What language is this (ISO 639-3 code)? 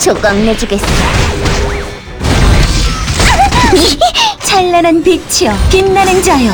kor